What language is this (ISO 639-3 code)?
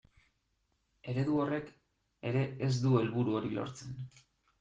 eus